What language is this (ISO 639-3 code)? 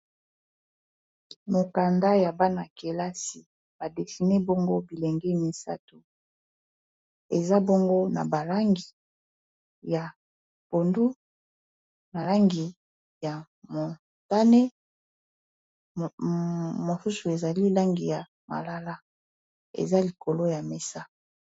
lin